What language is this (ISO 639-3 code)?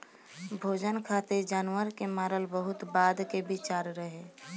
bho